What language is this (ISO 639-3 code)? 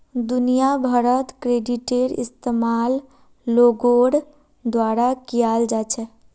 mag